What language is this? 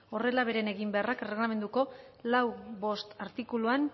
Basque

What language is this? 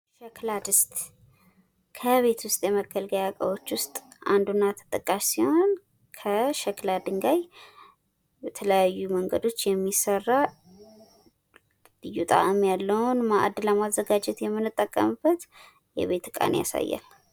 Amharic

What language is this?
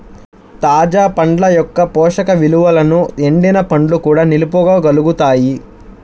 Telugu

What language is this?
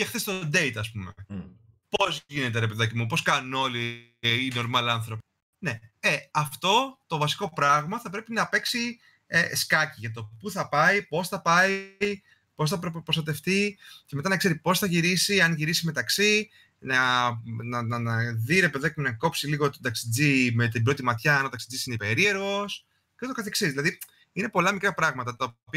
Greek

